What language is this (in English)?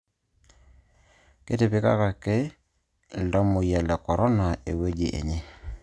Masai